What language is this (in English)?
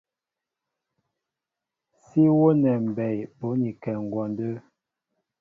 Mbo (Cameroon)